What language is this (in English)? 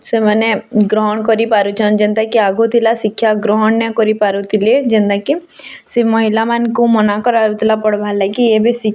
Odia